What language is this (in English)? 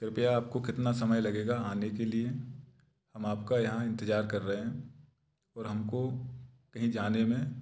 Hindi